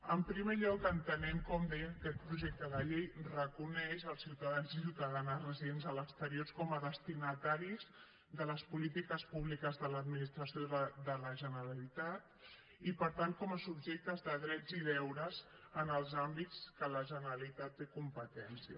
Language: Catalan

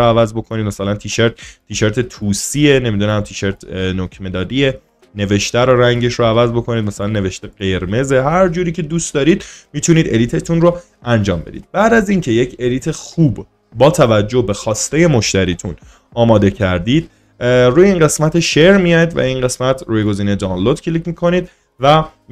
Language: Persian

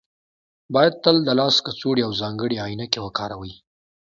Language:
Pashto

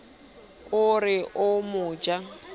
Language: Southern Sotho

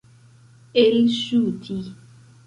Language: Esperanto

